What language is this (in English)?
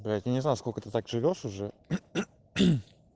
Russian